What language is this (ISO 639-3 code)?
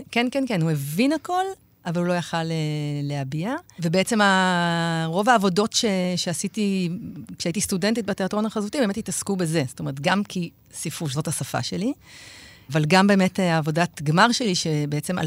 heb